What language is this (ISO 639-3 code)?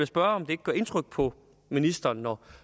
dan